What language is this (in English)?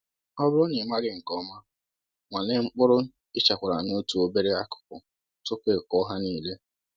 Igbo